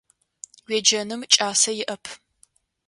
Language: Adyghe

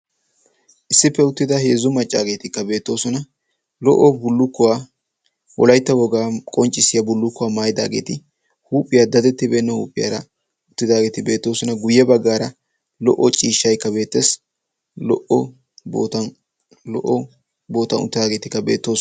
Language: Wolaytta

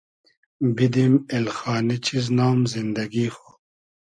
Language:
Hazaragi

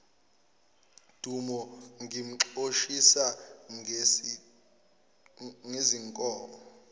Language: Zulu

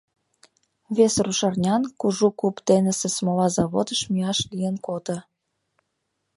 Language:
Mari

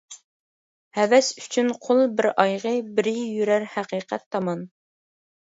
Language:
Uyghur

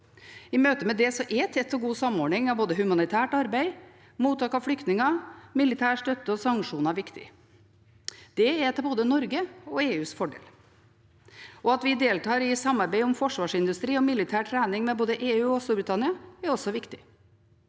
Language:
Norwegian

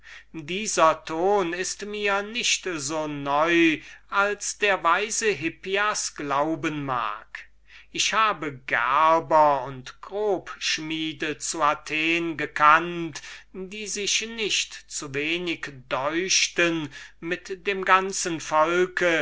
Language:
German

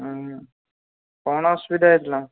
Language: Odia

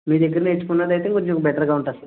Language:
Telugu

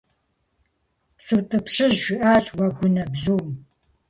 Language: Kabardian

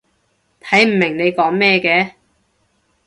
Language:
Cantonese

